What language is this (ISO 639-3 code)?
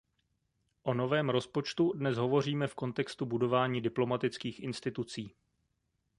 ces